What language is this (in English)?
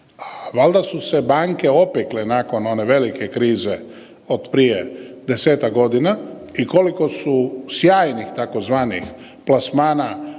Croatian